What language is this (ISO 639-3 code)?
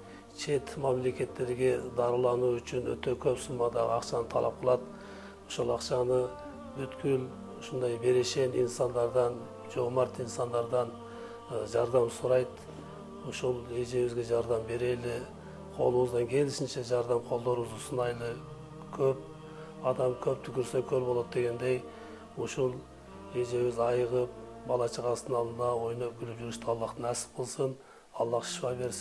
tur